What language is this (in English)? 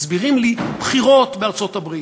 Hebrew